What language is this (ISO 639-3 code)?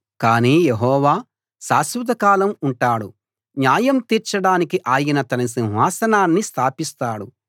tel